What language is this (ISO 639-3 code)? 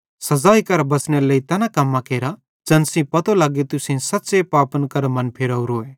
bhd